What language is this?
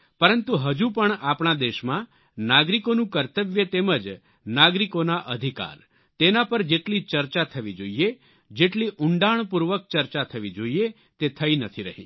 Gujarati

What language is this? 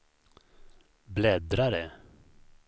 Swedish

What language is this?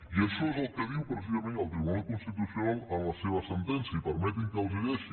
Catalan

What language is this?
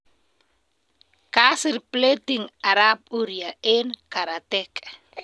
Kalenjin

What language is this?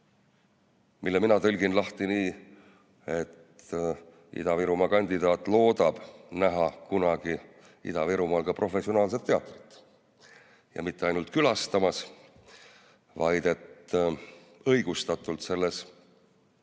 Estonian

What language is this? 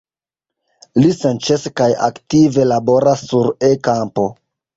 Esperanto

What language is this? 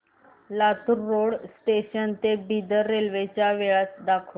Marathi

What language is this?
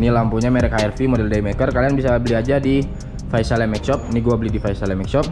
Indonesian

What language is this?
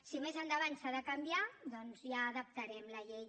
Catalan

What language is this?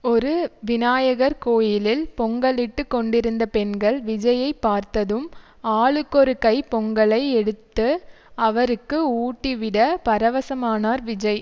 Tamil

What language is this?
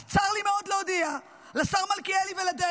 Hebrew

